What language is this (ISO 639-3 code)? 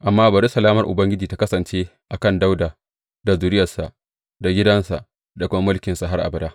hau